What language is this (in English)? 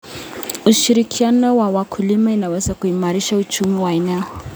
Kalenjin